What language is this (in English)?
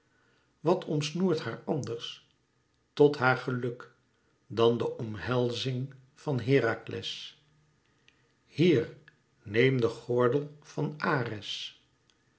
Dutch